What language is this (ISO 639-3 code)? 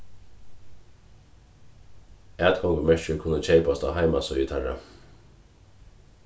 fao